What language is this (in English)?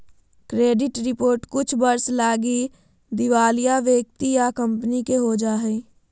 Magahi